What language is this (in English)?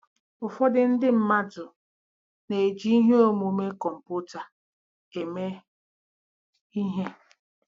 Igbo